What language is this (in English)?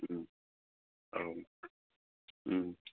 Bodo